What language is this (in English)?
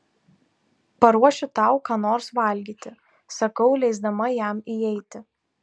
Lithuanian